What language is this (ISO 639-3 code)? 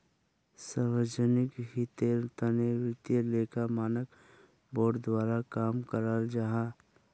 mag